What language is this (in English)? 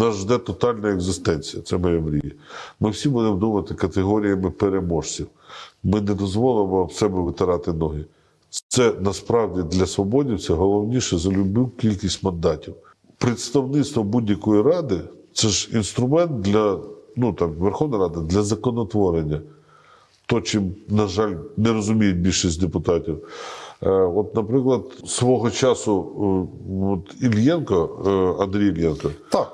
Ukrainian